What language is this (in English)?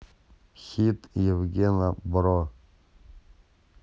Russian